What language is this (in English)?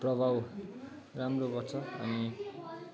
Nepali